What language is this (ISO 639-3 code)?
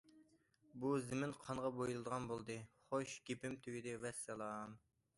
uig